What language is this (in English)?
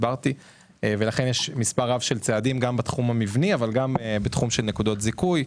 Hebrew